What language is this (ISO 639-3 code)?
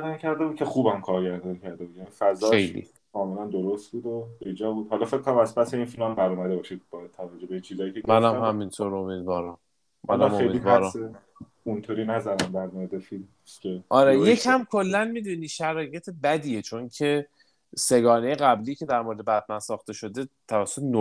fas